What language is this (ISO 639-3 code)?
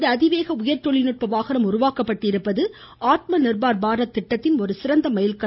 tam